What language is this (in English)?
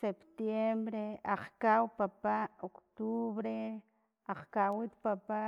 Filomena Mata-Coahuitlán Totonac